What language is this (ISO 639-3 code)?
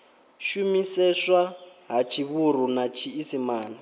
ven